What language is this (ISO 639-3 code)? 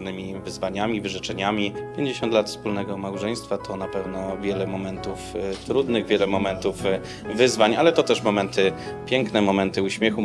pol